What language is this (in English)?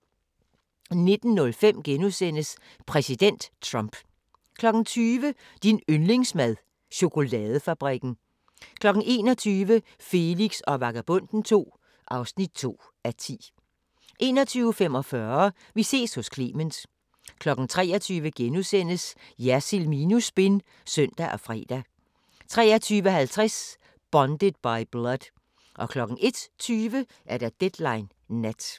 Danish